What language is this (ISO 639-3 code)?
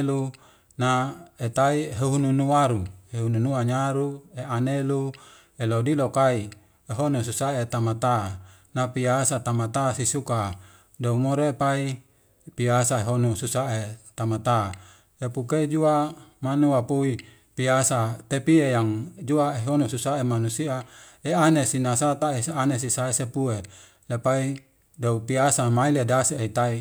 weo